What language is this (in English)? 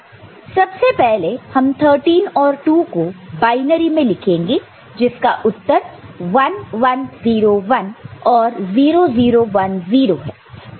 Hindi